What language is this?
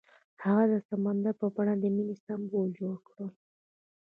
Pashto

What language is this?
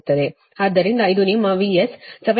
Kannada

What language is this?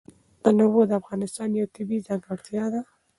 Pashto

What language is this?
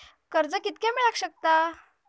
Marathi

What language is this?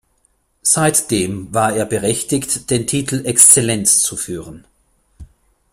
German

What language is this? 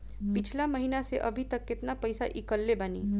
Bhojpuri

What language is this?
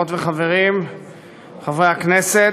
Hebrew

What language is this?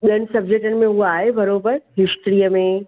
Sindhi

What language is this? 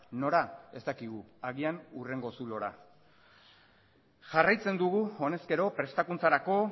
Basque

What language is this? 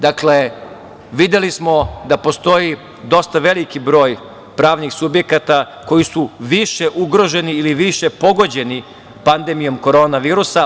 Serbian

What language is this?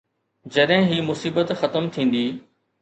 Sindhi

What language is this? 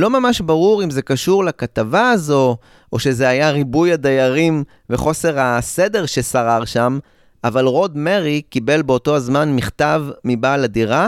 Hebrew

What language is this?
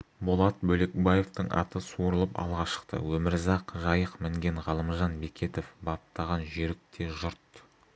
Kazakh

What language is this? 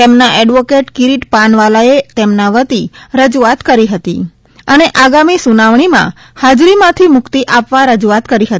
Gujarati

